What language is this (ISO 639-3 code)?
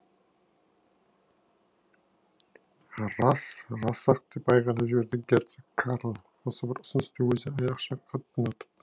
kaz